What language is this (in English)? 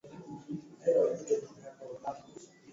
Swahili